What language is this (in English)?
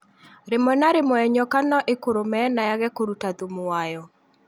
Kikuyu